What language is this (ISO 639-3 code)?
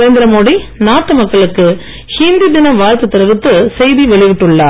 tam